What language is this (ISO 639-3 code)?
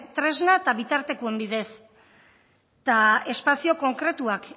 eus